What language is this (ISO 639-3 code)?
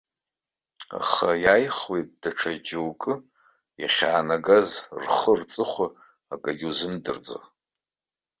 abk